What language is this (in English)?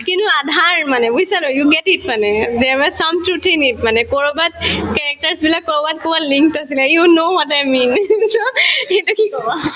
Assamese